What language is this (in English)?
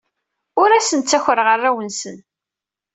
Kabyle